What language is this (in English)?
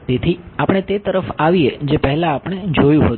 Gujarati